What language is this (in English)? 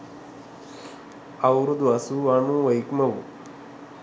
Sinhala